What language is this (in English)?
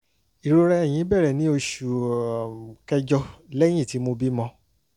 Yoruba